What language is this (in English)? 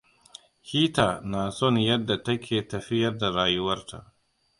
Hausa